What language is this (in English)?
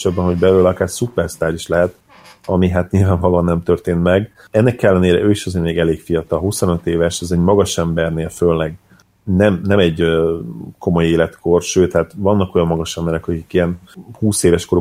Hungarian